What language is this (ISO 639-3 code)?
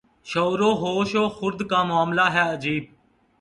urd